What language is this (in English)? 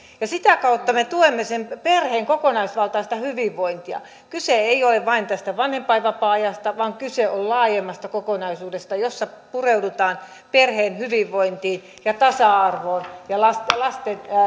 Finnish